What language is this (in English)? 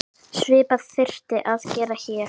Icelandic